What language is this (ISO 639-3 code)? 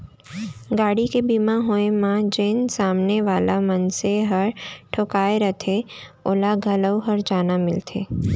hne